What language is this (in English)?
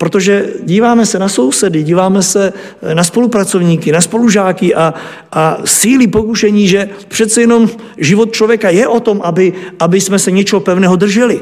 Czech